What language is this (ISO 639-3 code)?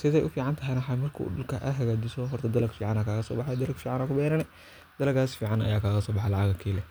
som